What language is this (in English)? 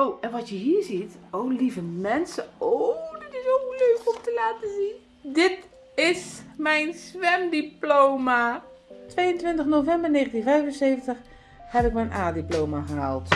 Dutch